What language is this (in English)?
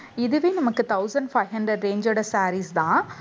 Tamil